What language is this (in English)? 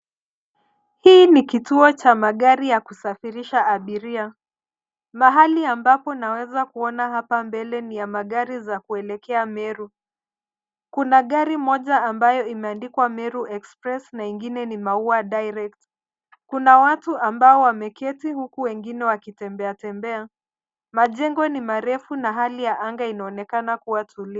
Swahili